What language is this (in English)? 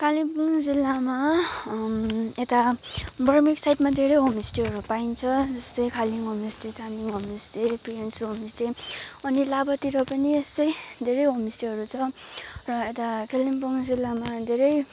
Nepali